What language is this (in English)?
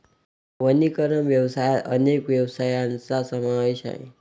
Marathi